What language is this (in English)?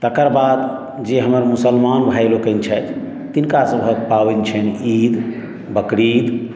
Maithili